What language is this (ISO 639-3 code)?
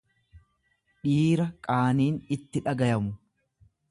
orm